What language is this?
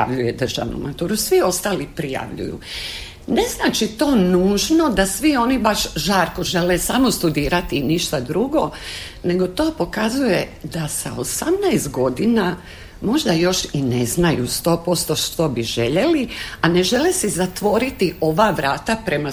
Croatian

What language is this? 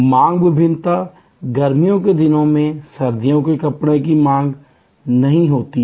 Hindi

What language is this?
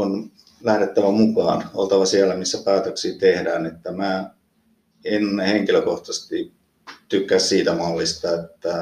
Finnish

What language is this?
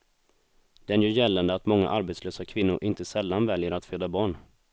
Swedish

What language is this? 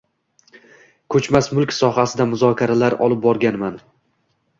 Uzbek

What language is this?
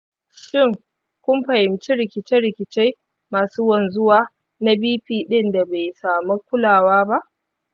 Hausa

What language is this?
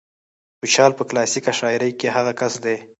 Pashto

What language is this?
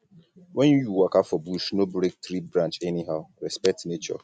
Nigerian Pidgin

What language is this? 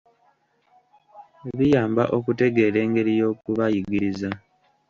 Ganda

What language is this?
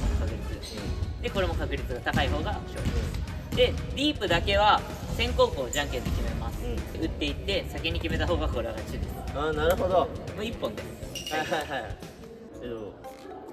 Japanese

